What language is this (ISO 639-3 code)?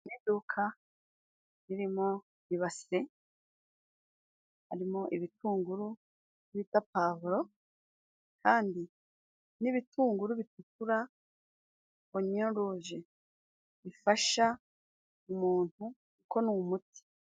kin